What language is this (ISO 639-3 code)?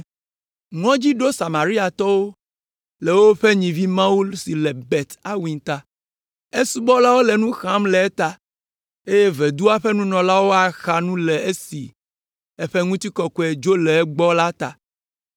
ewe